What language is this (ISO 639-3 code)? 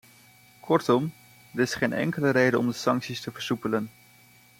nld